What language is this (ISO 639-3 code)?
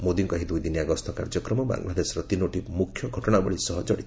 ori